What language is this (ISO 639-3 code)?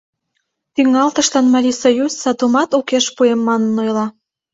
chm